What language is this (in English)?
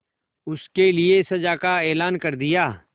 Hindi